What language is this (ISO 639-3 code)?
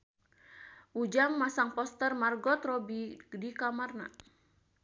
sun